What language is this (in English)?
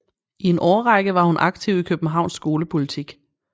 Danish